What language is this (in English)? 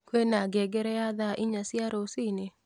Kikuyu